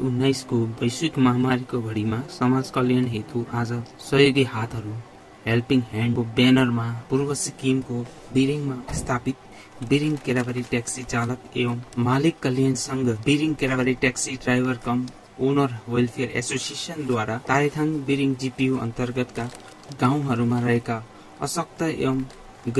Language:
Hindi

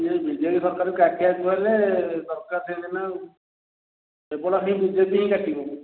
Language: Odia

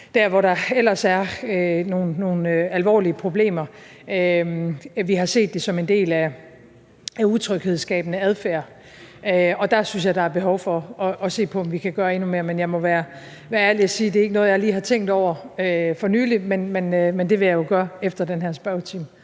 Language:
Danish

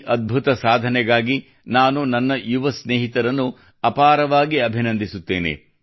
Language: Kannada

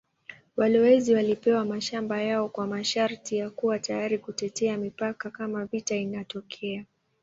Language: Swahili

